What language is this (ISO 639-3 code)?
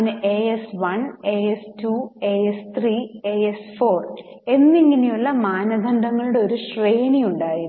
mal